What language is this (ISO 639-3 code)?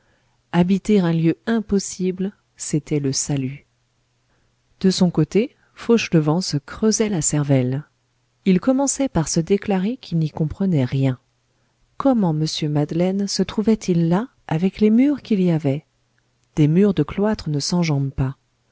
fra